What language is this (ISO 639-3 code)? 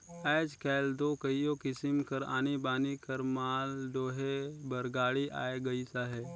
hne